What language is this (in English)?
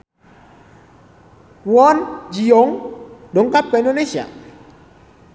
Sundanese